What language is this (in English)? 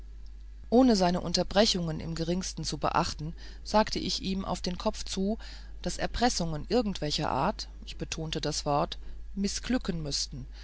German